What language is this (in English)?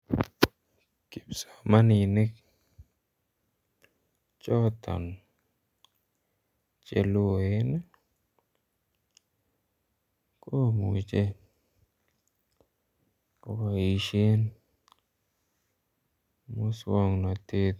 Kalenjin